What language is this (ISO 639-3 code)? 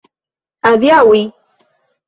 epo